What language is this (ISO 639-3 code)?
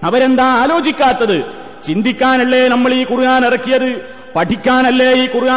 mal